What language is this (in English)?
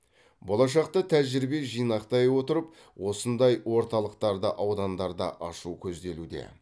Kazakh